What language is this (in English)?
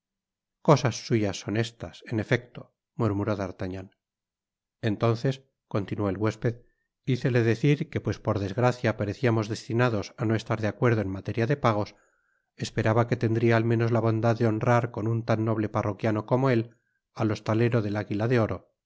Spanish